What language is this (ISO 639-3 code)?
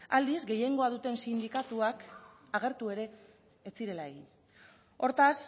eus